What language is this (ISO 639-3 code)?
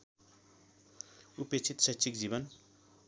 nep